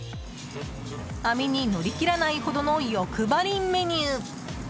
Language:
Japanese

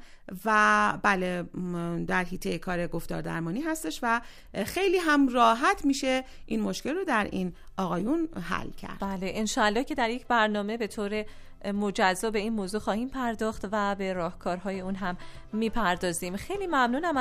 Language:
Persian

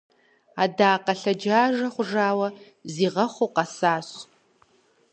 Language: Kabardian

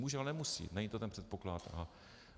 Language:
Czech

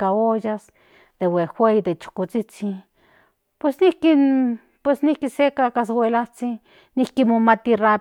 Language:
Central Nahuatl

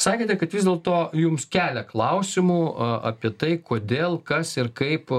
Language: Lithuanian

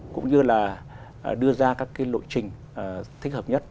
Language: Vietnamese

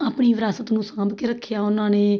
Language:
Punjabi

